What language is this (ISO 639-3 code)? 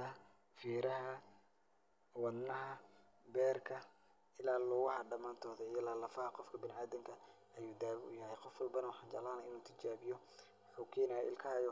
som